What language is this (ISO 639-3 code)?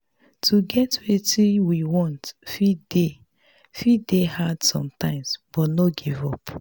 pcm